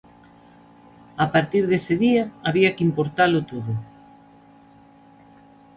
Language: Galician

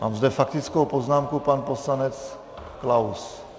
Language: Czech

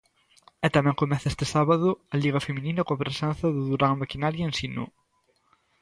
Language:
Galician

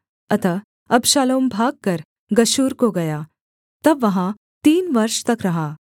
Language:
Hindi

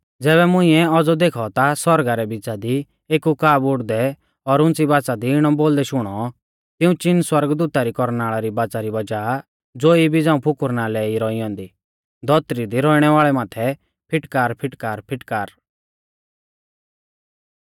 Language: Mahasu Pahari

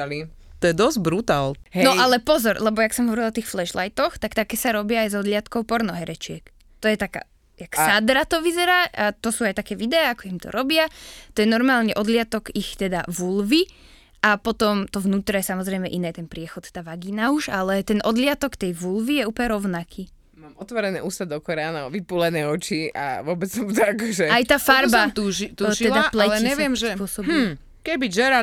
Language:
Slovak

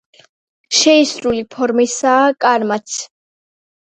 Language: Georgian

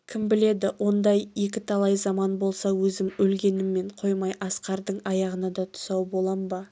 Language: Kazakh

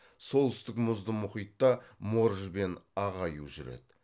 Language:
Kazakh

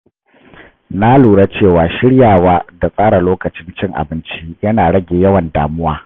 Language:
Hausa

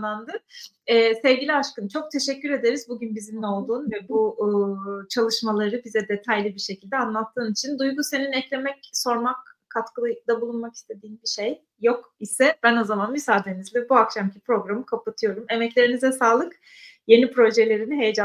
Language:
Turkish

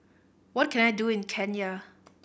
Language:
English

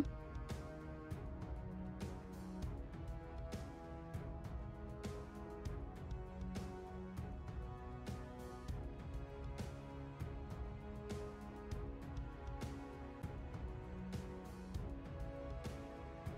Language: Vietnamese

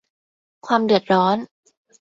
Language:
Thai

